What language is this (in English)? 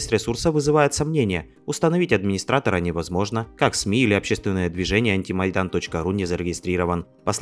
Russian